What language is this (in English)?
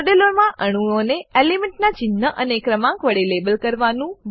Gujarati